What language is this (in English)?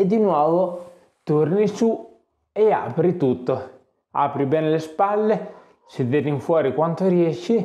Italian